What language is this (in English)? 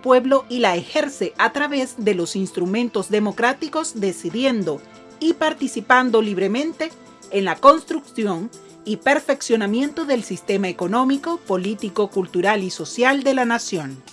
Spanish